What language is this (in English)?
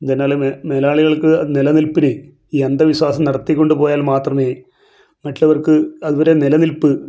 Malayalam